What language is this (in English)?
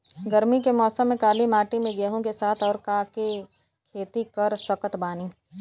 Bhojpuri